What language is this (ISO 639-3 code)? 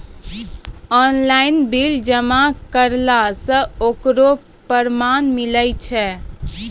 mai